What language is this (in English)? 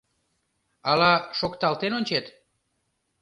Mari